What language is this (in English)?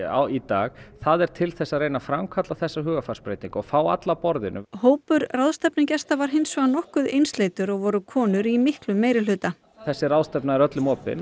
Icelandic